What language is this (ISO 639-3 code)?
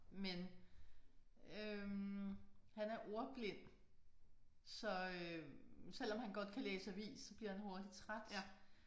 dan